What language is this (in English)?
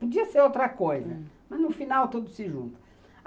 Portuguese